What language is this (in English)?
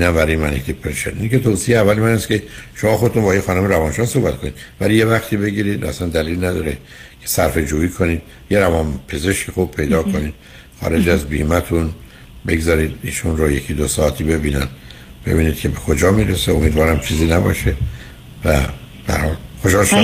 Persian